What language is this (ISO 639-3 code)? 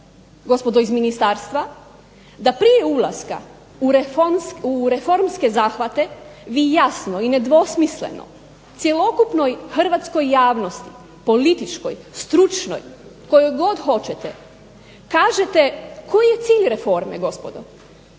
hrv